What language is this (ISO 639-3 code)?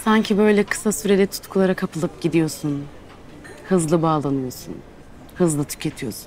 tur